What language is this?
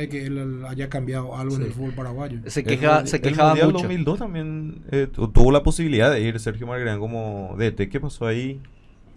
Spanish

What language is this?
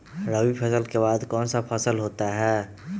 Magahi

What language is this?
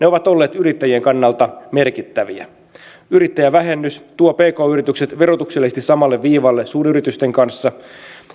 Finnish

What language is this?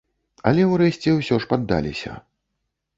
Belarusian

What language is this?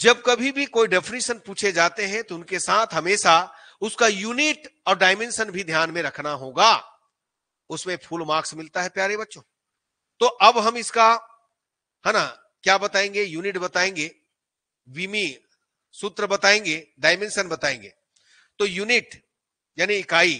Hindi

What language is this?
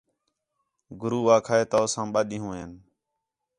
Khetrani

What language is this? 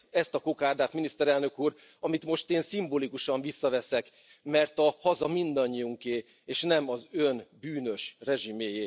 Hungarian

